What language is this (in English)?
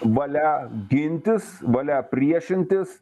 Lithuanian